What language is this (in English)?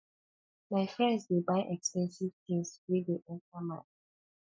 Nigerian Pidgin